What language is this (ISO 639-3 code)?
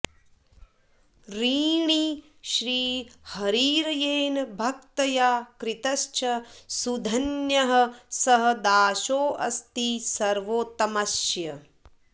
san